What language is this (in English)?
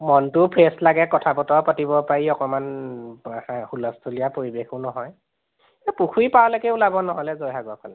Assamese